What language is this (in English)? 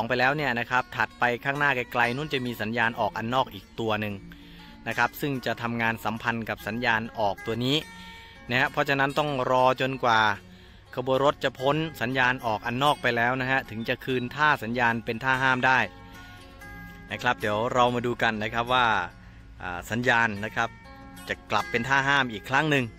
Thai